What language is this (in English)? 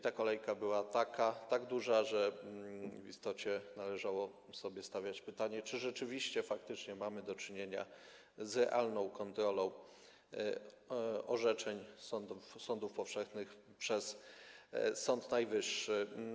Polish